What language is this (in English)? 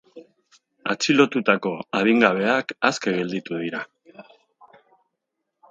Basque